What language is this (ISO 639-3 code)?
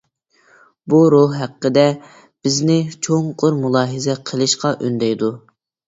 uig